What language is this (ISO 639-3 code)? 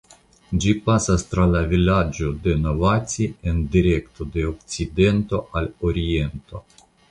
epo